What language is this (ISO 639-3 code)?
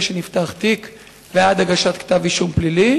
heb